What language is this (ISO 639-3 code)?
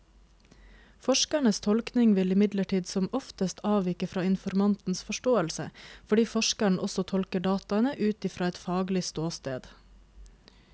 nor